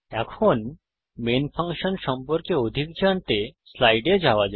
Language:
Bangla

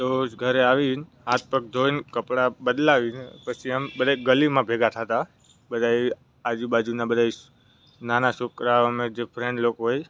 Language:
Gujarati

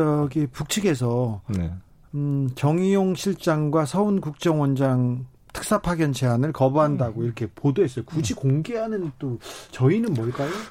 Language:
Korean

